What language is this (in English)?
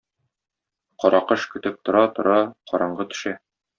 Tatar